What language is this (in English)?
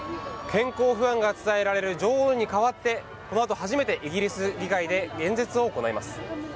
Japanese